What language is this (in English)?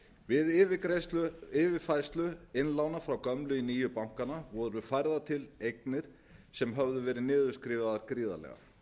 Icelandic